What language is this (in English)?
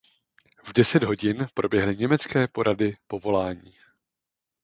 Czech